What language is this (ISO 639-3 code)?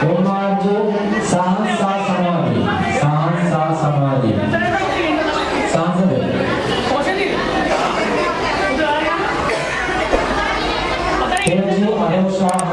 ind